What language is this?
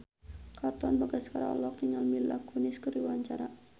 Sundanese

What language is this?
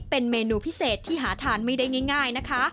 Thai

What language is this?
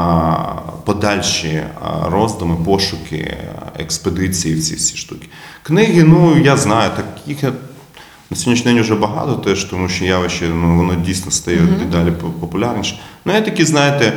Ukrainian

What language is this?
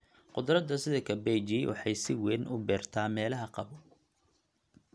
Somali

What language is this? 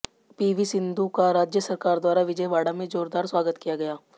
Hindi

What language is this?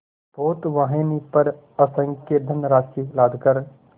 Hindi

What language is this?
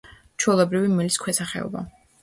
Georgian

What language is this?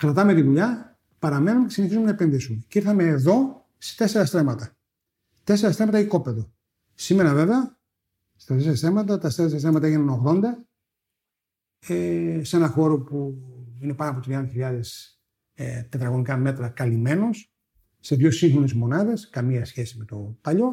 Greek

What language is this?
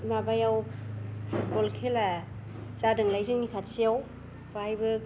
Bodo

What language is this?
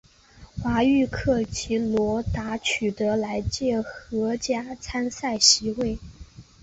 Chinese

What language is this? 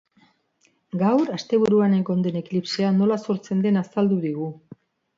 Basque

